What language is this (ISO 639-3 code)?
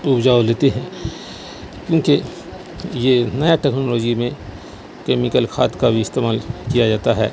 urd